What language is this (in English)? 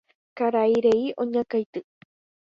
Guarani